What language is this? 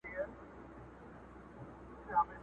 Pashto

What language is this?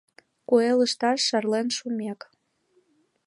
Mari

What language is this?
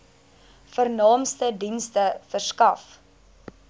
Afrikaans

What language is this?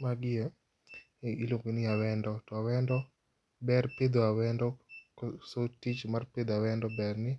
Luo (Kenya and Tanzania)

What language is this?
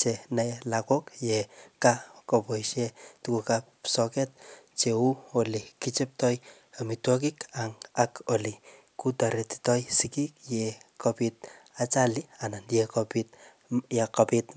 Kalenjin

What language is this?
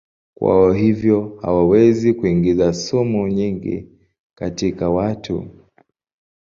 Swahili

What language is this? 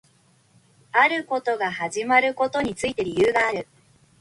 Japanese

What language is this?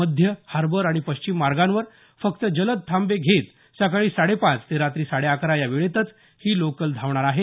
Marathi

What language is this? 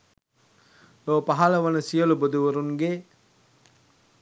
Sinhala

